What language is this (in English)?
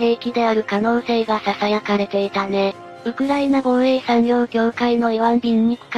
Japanese